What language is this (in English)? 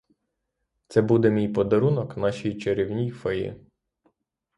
Ukrainian